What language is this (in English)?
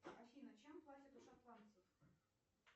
Russian